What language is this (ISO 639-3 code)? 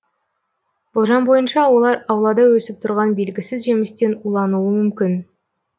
kaz